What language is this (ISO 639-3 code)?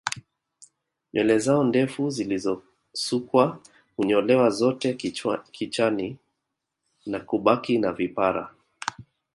swa